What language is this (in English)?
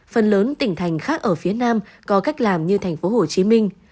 Vietnamese